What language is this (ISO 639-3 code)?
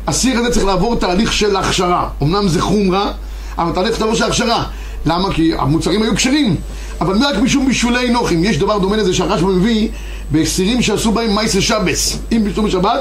heb